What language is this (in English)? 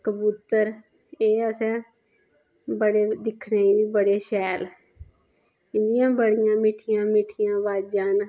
Dogri